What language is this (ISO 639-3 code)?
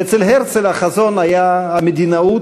heb